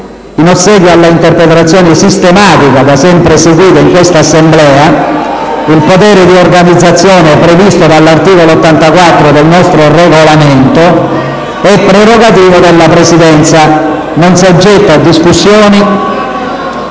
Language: Italian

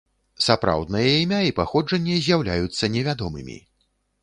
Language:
Belarusian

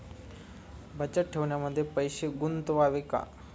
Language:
Marathi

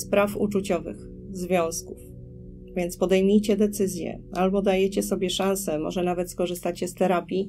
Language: Polish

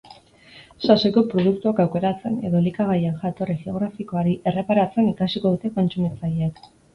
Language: Basque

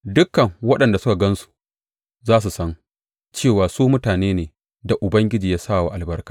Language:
Hausa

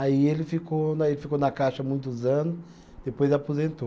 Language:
Portuguese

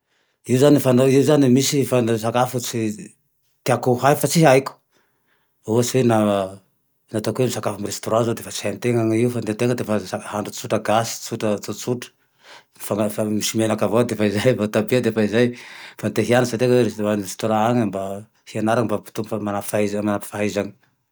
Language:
Tandroy-Mahafaly Malagasy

